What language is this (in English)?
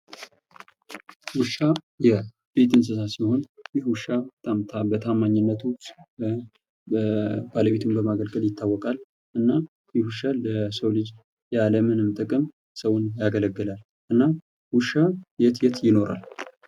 Amharic